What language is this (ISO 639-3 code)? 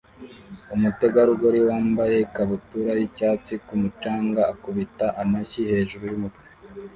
kin